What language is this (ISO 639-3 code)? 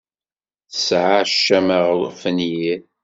kab